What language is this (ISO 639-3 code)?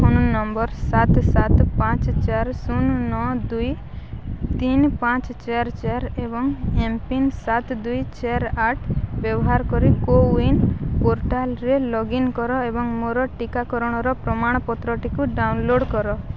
ori